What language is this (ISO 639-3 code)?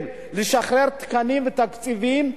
heb